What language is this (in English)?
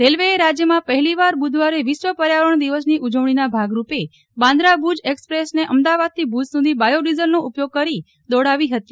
Gujarati